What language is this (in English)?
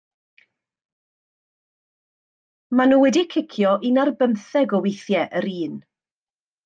Welsh